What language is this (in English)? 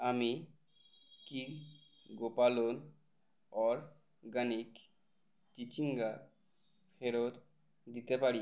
Bangla